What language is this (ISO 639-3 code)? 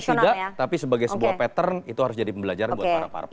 ind